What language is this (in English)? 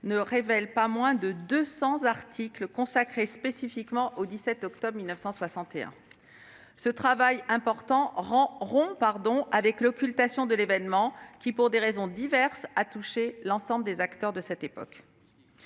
French